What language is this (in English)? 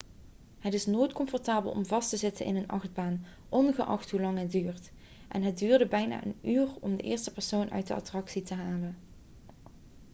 Dutch